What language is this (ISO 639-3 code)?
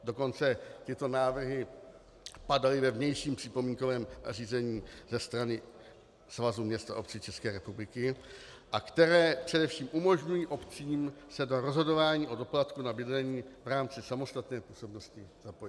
ces